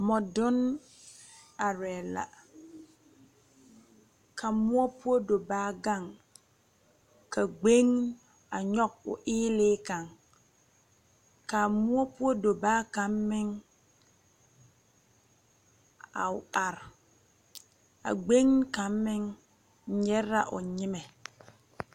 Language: Southern Dagaare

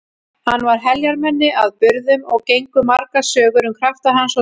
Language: Icelandic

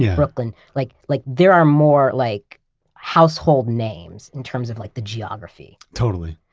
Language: English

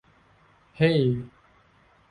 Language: Thai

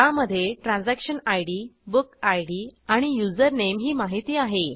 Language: Marathi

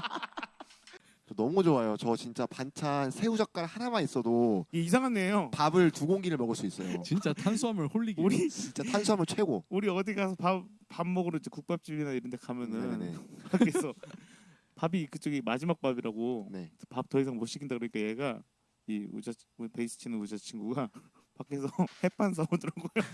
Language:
Korean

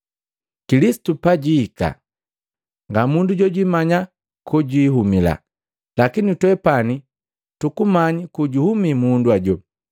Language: Matengo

